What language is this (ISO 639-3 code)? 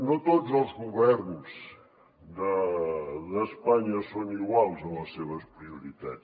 cat